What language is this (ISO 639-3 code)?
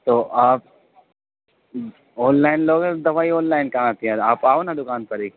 urd